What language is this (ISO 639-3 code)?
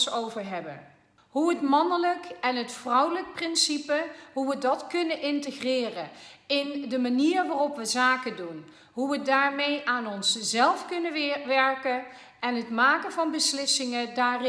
nld